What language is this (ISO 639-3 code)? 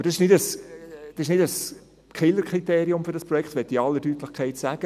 gsw